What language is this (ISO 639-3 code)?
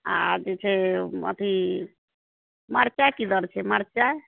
mai